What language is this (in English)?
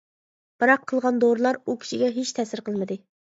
Uyghur